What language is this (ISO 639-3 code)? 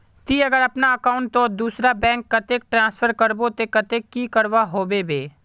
mag